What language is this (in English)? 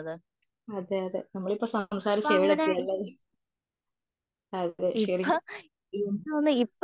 Malayalam